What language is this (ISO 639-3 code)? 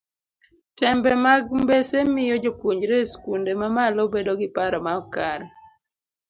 luo